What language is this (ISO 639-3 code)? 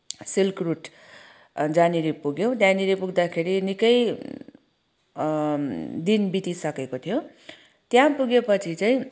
nep